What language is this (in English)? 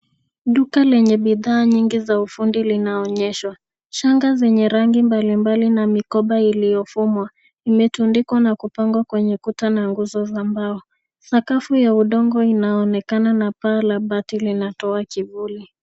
Swahili